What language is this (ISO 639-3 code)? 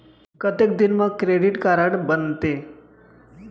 hne